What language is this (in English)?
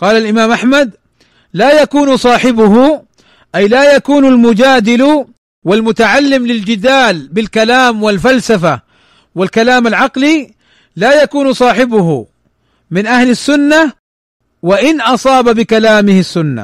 Arabic